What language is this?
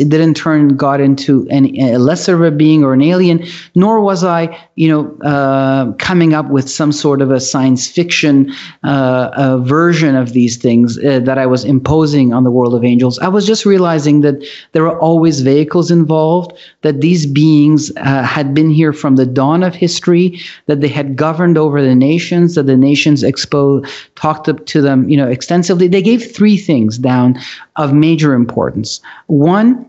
English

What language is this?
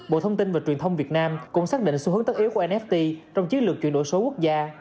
Vietnamese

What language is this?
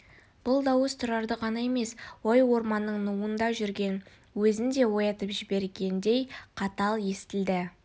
Kazakh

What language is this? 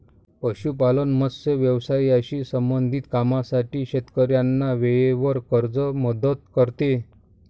Marathi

